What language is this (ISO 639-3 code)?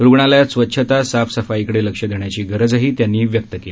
mar